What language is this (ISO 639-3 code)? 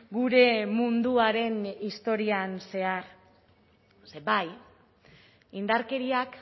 eus